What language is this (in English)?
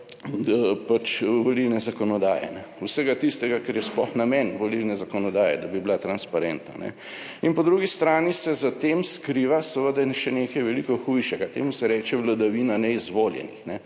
Slovenian